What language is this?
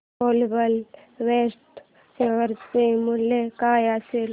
Marathi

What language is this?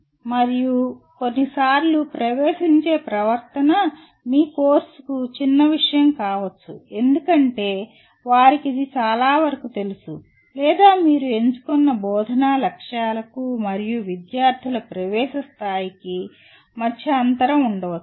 Telugu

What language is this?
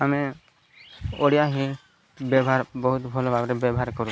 Odia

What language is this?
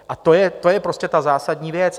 Czech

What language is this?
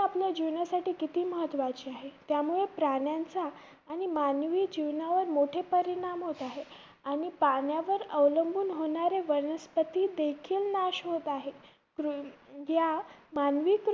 Marathi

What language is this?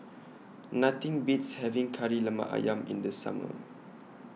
English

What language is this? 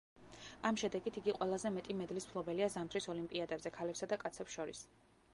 Georgian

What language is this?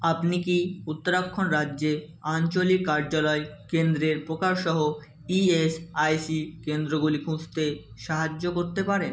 Bangla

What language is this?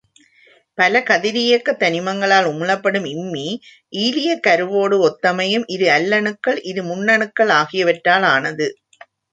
Tamil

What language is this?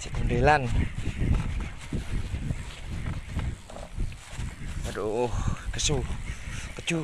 Indonesian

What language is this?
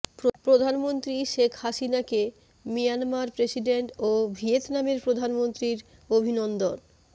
Bangla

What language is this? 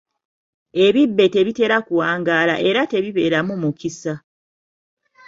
Ganda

